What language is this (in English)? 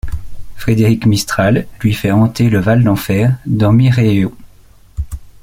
French